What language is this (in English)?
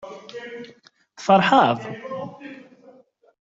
Kabyle